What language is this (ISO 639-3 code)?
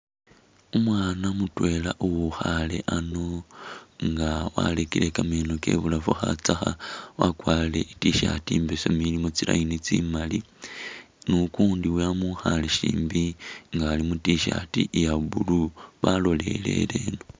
myx